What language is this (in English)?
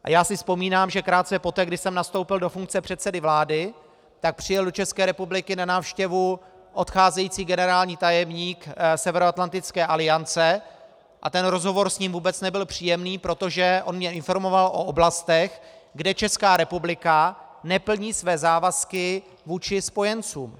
Czech